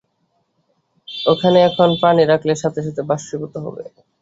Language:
Bangla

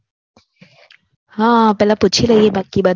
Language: Gujarati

